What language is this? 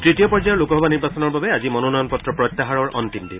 Assamese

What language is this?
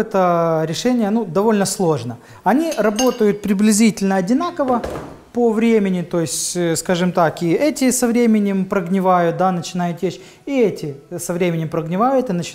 Russian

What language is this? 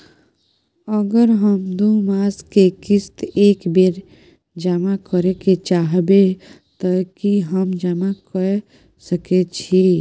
Maithili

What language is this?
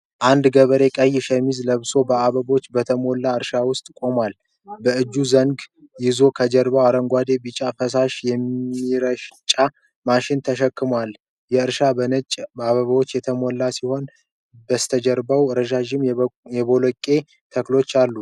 Amharic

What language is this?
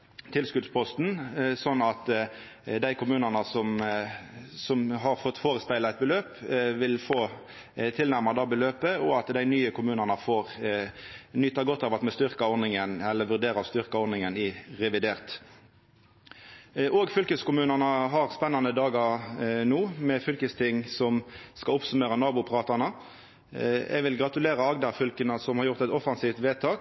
Norwegian Nynorsk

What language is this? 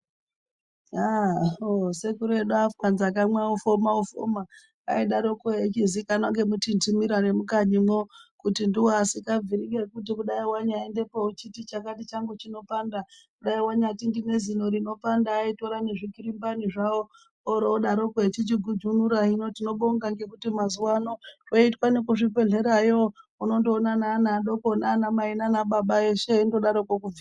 Ndau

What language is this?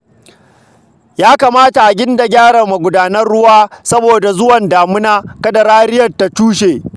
Hausa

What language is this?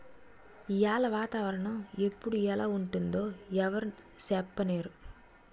Telugu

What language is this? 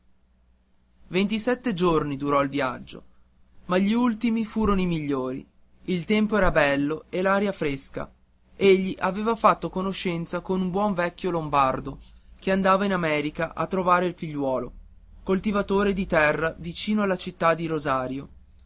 Italian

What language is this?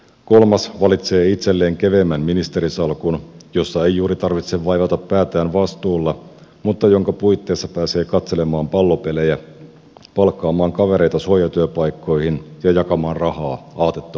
Finnish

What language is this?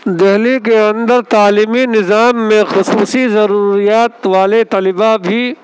Urdu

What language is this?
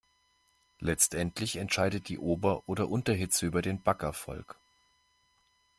German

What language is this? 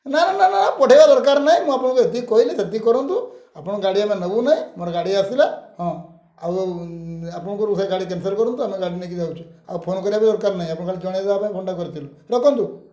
Odia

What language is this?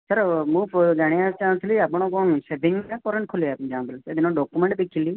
Odia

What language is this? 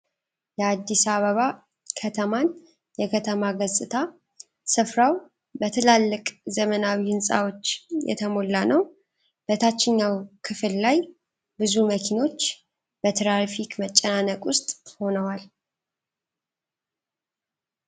Amharic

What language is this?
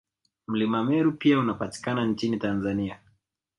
Swahili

